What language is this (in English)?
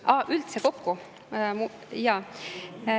Estonian